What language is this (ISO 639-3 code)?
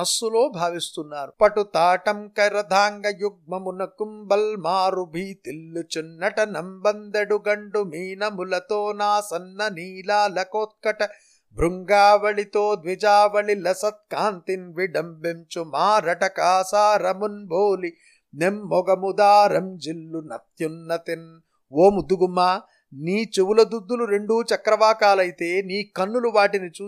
tel